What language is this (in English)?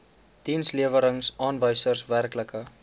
Afrikaans